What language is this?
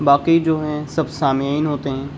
Urdu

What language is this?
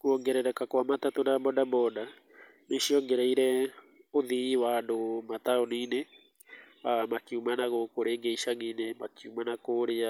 Kikuyu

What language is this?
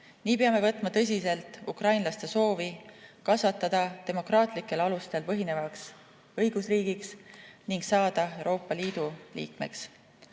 Estonian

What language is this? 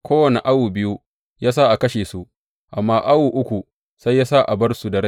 Hausa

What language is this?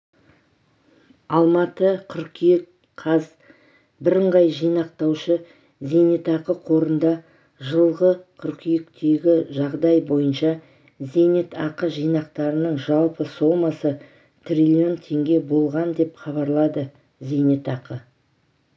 Kazakh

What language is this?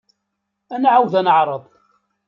Kabyle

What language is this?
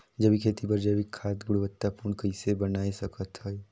Chhattisgarhi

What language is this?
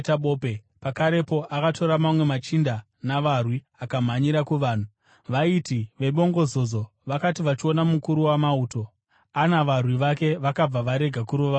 Shona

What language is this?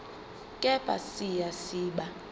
Zulu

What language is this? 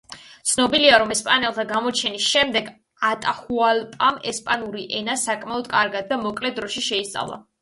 Georgian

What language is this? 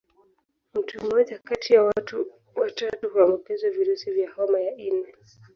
Swahili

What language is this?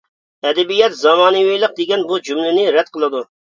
Uyghur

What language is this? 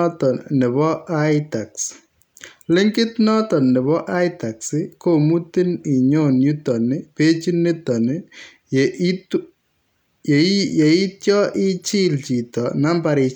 Kalenjin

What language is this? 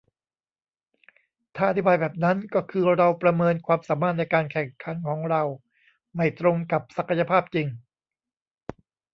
Thai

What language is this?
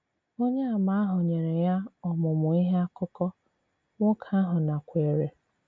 Igbo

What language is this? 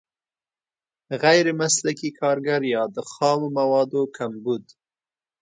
Pashto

